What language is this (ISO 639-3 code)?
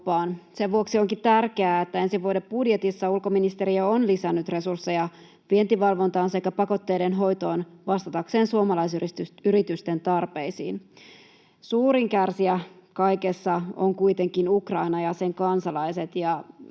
fin